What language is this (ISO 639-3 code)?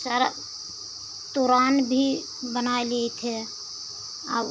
hin